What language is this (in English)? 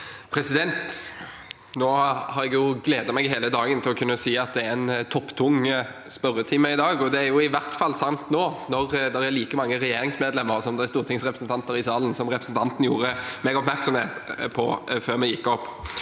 Norwegian